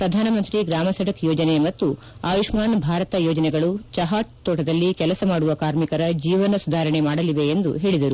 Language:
Kannada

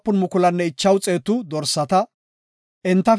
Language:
Gofa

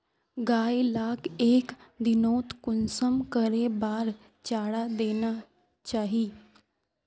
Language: Magahi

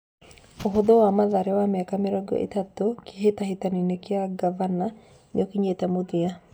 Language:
Kikuyu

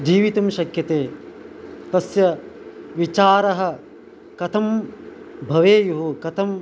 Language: Sanskrit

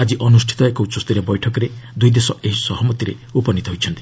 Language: Odia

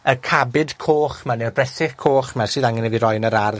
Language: Welsh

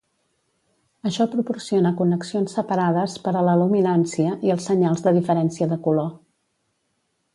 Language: Catalan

